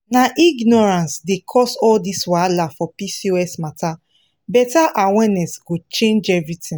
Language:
Nigerian Pidgin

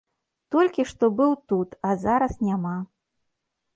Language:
Belarusian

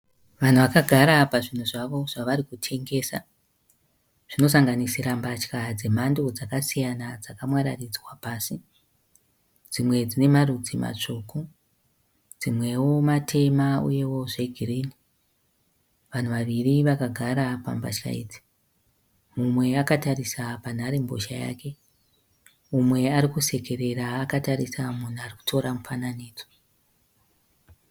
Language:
Shona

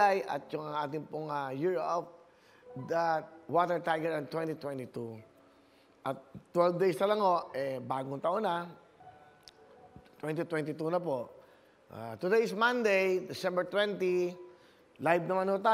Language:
Filipino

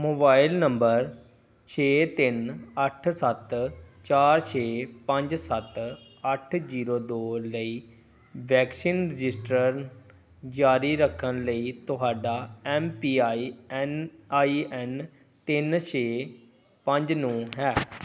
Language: Punjabi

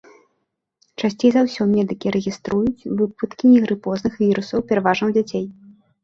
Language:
Belarusian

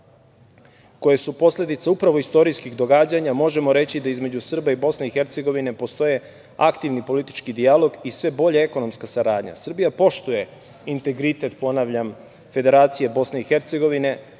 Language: Serbian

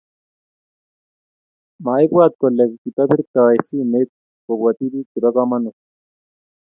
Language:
Kalenjin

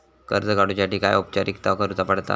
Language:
Marathi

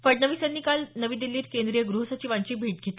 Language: Marathi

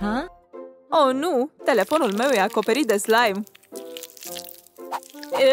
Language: Romanian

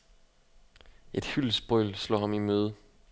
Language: Danish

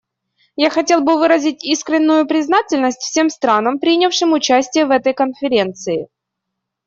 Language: Russian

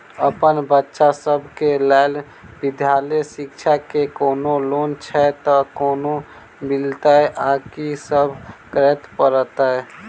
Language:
Maithili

